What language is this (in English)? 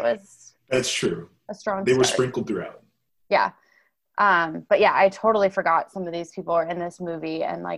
English